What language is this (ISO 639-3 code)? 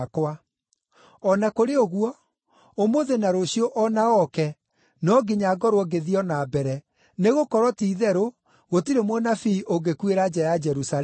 kik